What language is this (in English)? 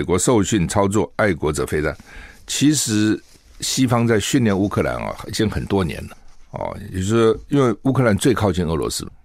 Chinese